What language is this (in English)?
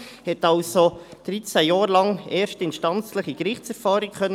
Swiss German